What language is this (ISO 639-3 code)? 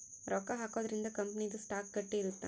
kan